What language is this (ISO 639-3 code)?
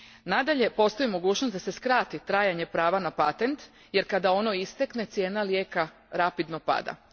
hrv